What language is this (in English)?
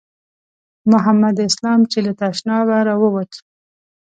Pashto